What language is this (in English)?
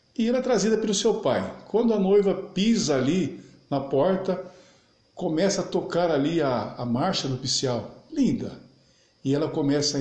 Portuguese